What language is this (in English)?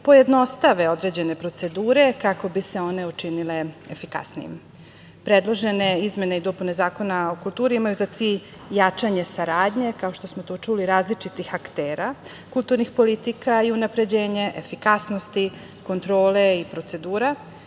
Serbian